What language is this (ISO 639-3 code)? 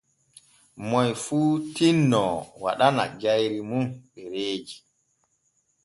fue